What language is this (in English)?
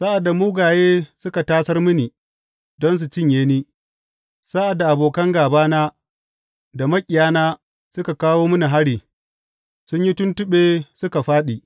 Hausa